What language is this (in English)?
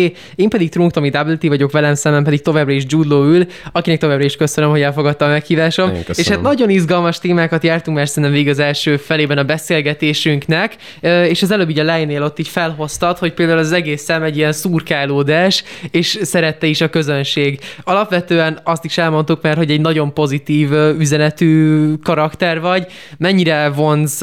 Hungarian